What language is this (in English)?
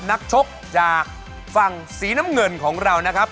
Thai